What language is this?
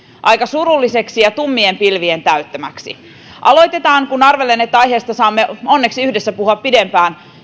Finnish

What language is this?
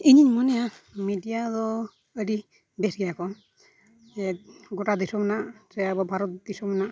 Santali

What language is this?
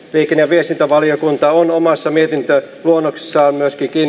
Finnish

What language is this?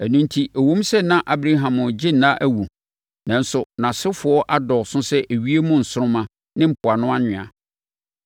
Akan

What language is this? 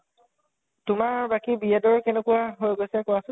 Assamese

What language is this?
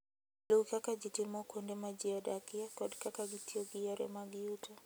Luo (Kenya and Tanzania)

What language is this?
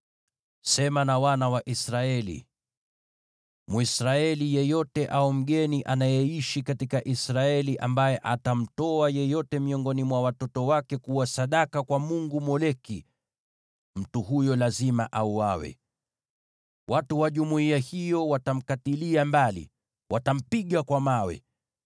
Swahili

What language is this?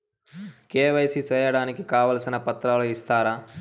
Telugu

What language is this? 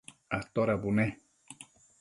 Matsés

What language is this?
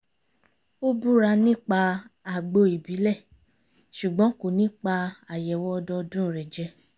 Yoruba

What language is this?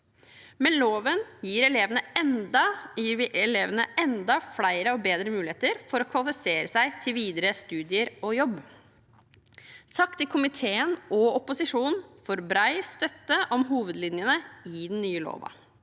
Norwegian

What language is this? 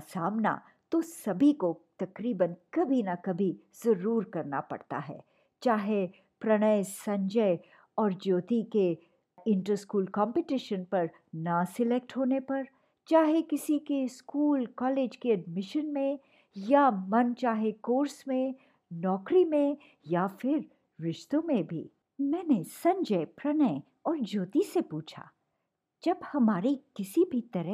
Hindi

